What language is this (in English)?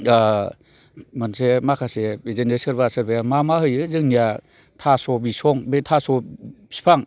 Bodo